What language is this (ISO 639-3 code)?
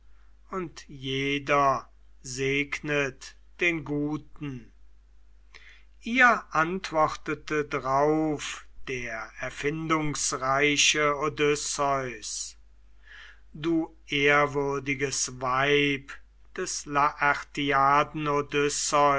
deu